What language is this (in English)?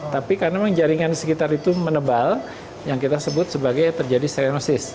Indonesian